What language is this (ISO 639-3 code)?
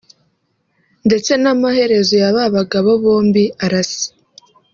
kin